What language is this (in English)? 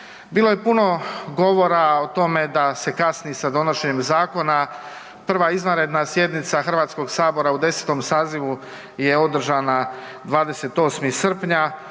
Croatian